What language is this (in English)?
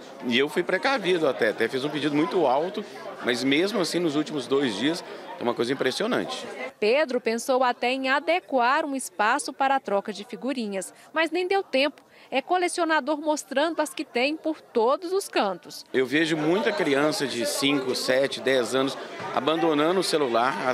Portuguese